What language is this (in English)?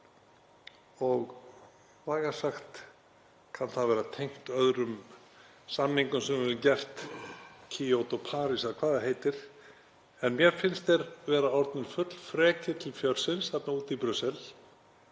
Icelandic